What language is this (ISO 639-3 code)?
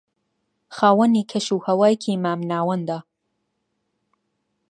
ckb